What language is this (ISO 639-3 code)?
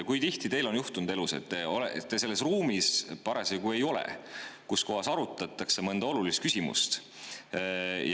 est